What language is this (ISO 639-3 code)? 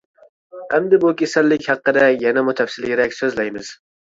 uig